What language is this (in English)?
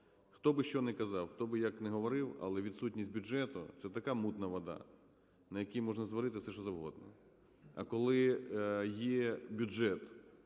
Ukrainian